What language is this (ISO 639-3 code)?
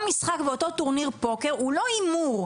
heb